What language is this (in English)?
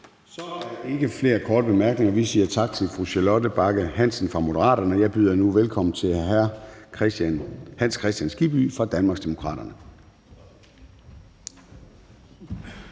Danish